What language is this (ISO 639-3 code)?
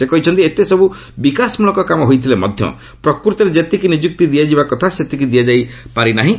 ori